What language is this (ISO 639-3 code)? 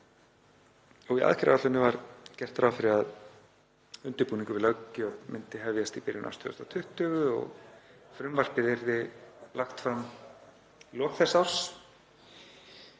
isl